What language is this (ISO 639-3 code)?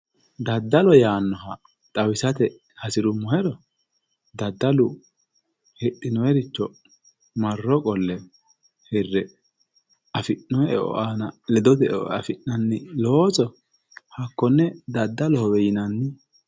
sid